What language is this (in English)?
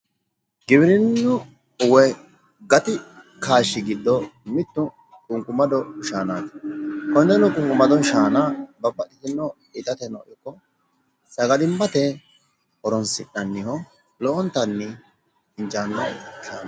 Sidamo